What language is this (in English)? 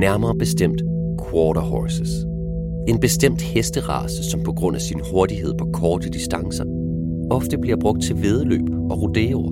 Danish